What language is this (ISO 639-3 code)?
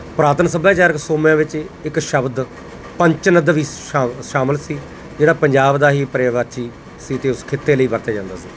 pan